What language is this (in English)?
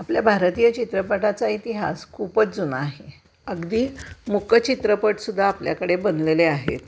Marathi